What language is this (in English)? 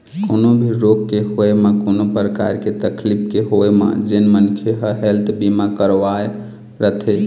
Chhattisgarhi